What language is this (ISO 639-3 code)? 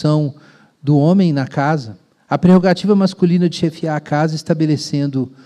por